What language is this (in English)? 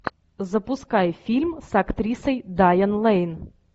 Russian